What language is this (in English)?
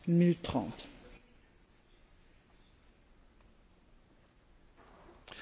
Slovak